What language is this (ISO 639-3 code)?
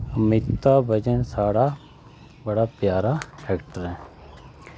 doi